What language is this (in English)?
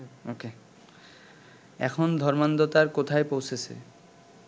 Bangla